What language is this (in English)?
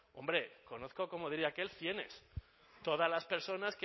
Spanish